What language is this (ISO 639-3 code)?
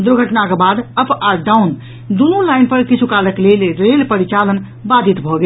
mai